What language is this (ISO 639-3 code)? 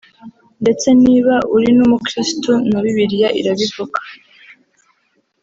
kin